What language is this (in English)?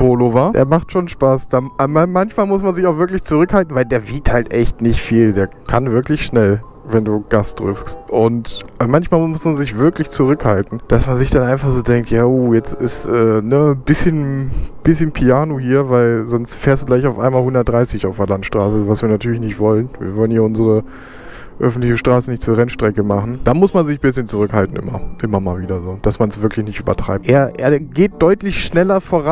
German